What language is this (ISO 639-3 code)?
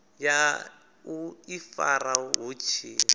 ven